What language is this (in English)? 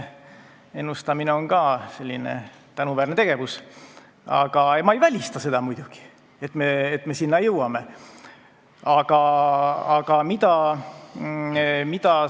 Estonian